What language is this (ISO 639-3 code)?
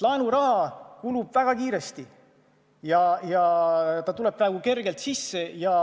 est